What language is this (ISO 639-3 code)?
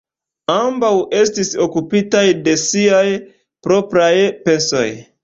epo